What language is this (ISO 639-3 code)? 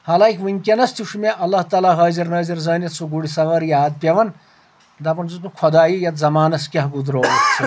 kas